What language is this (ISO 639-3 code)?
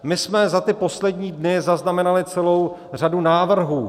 ces